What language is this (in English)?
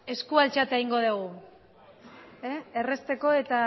Basque